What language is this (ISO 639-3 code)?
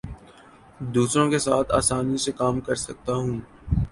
urd